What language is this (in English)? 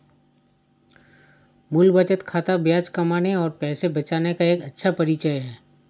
Hindi